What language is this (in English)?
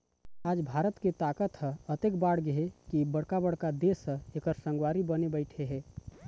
Chhattisgarhi